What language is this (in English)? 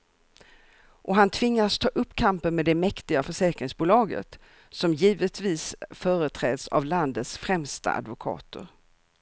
Swedish